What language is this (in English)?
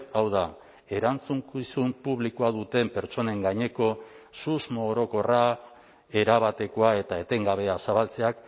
Basque